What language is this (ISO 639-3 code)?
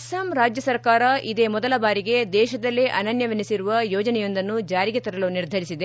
kan